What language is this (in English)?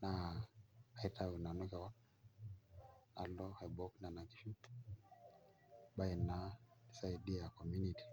Masai